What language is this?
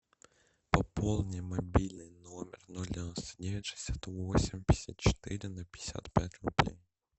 Russian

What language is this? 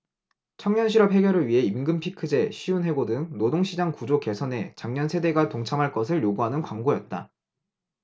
Korean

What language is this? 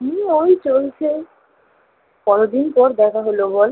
Bangla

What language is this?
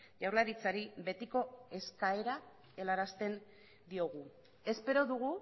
Basque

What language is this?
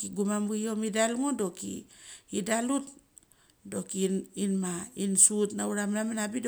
Mali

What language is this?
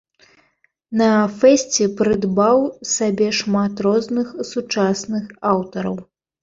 Belarusian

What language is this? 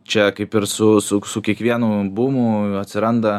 Lithuanian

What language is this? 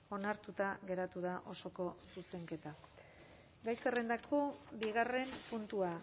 Basque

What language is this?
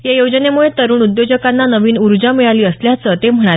Marathi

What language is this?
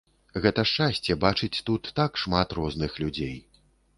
Belarusian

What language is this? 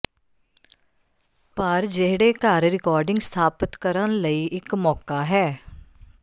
Punjabi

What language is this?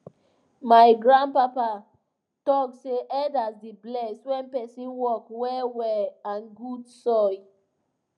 Nigerian Pidgin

